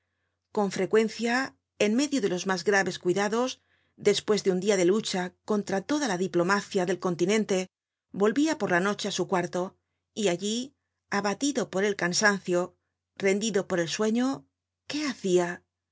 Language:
Spanish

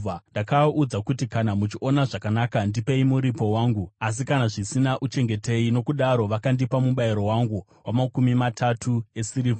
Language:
Shona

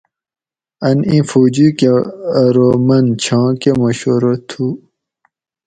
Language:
Gawri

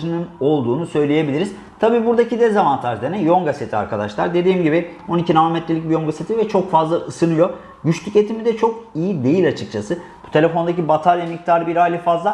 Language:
Turkish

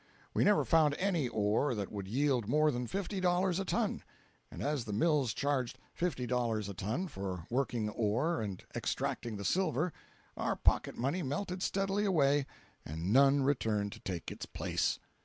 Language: English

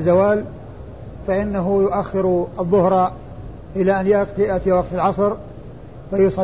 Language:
Arabic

